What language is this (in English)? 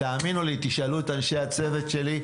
Hebrew